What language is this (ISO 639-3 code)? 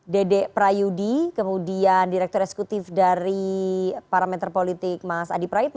ind